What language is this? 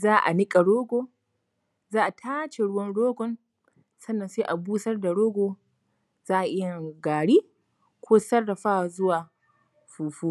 Hausa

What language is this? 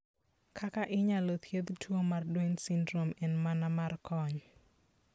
Luo (Kenya and Tanzania)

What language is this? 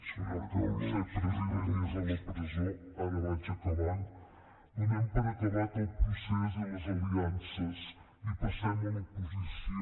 Catalan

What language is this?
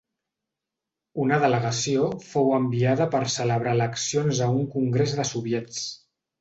Catalan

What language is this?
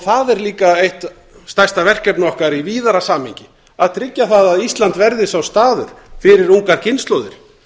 Icelandic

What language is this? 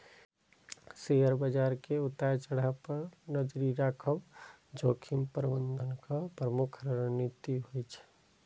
Maithili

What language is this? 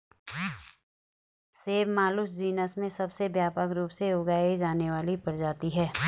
Hindi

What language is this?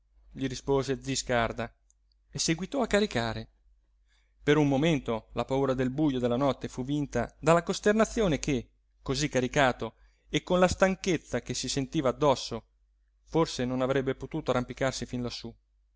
Italian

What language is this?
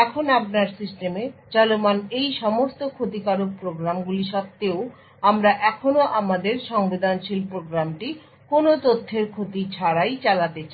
Bangla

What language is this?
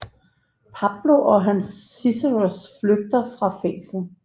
Danish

